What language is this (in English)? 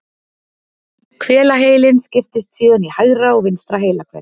Icelandic